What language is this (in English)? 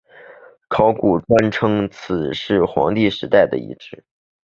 Chinese